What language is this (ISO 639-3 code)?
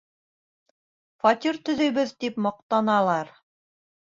bak